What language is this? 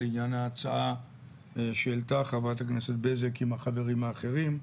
Hebrew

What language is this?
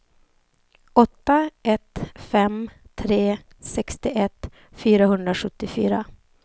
Swedish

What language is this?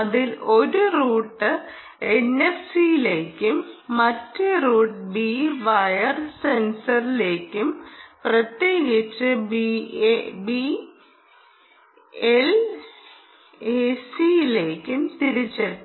Malayalam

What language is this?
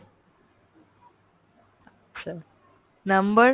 Bangla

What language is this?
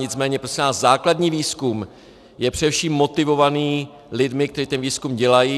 Czech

